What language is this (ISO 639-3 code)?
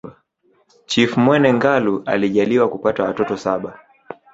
swa